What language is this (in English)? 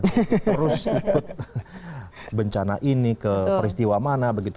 Indonesian